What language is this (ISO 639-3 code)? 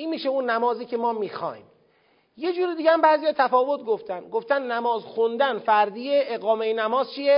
fas